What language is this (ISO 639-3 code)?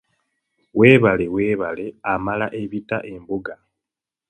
lug